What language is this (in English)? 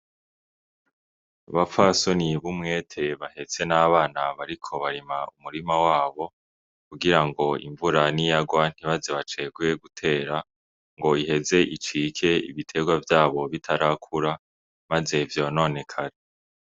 Rundi